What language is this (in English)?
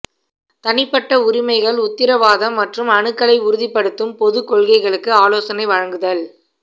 Tamil